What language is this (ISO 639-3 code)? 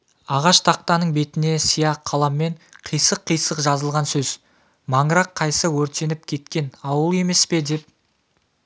kaz